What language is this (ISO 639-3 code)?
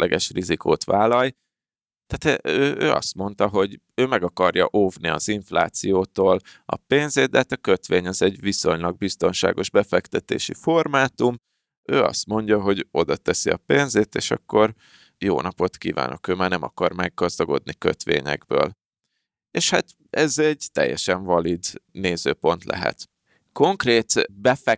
hun